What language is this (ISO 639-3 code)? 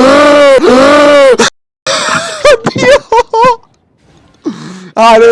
ita